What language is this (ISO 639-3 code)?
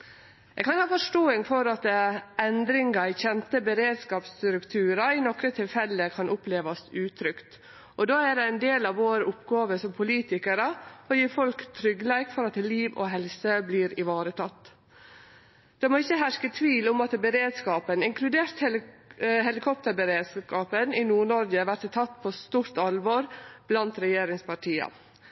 nno